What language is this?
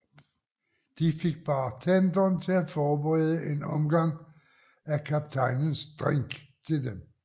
Danish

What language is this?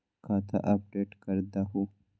Magahi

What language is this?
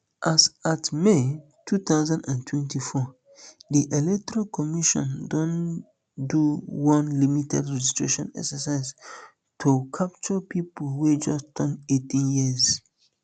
Nigerian Pidgin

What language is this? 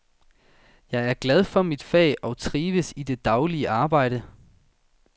Danish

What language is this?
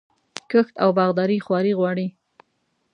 Pashto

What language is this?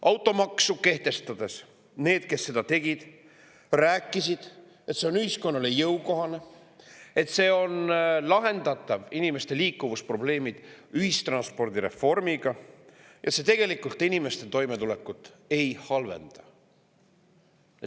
Estonian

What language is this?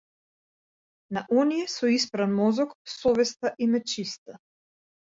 Macedonian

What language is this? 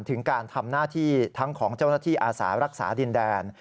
Thai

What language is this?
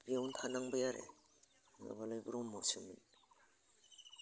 Bodo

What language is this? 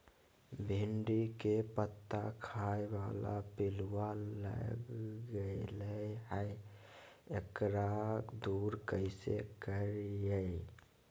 Magahi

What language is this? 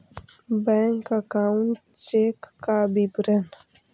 Magahi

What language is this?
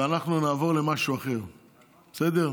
Hebrew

